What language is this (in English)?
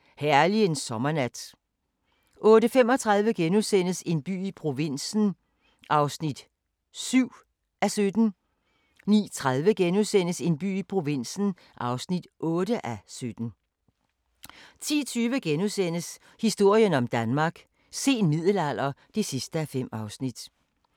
Danish